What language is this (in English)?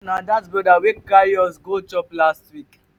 Nigerian Pidgin